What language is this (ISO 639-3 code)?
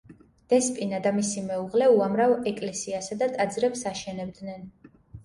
kat